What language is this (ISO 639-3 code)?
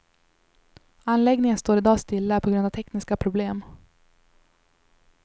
swe